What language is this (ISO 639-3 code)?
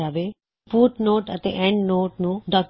pan